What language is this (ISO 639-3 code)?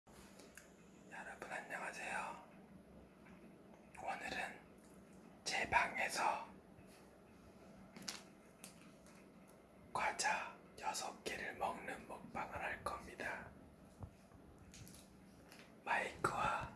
kor